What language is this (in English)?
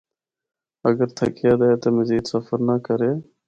Northern Hindko